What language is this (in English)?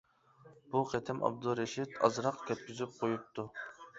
Uyghur